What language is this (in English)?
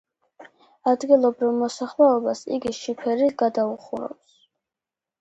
Georgian